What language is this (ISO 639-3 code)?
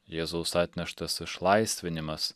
lit